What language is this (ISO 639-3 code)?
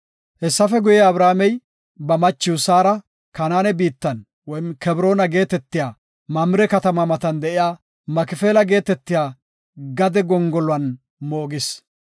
gof